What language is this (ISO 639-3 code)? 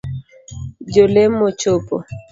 luo